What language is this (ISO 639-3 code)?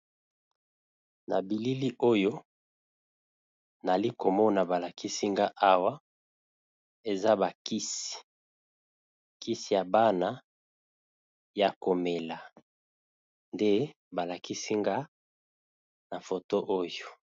lin